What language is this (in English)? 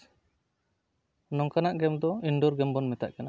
Santali